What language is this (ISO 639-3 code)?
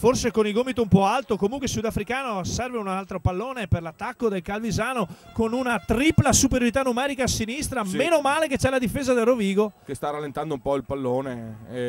ita